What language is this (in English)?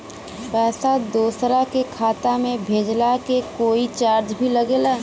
Bhojpuri